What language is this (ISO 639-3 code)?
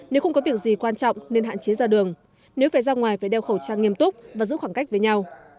vie